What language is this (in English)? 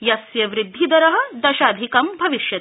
Sanskrit